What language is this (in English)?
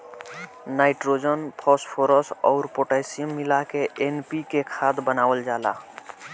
Bhojpuri